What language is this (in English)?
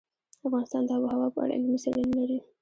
Pashto